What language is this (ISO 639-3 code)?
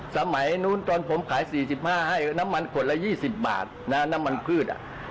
tha